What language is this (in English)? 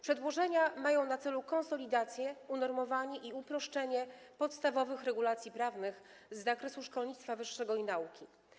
Polish